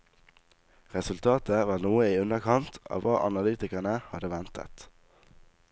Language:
Norwegian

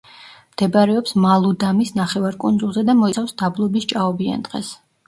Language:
Georgian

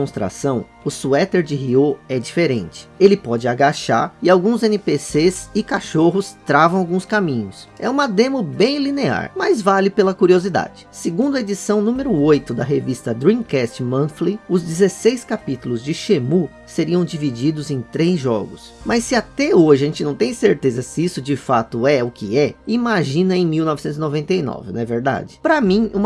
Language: Portuguese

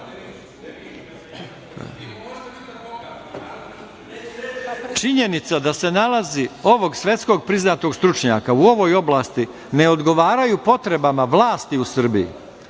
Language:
Serbian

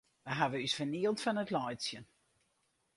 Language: Western Frisian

